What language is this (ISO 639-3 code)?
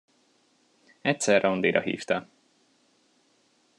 hun